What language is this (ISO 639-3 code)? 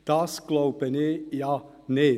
gsw